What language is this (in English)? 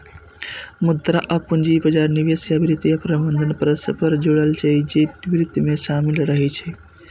Maithili